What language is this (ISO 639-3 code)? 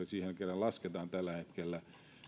fin